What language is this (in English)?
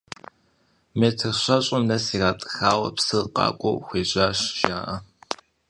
Kabardian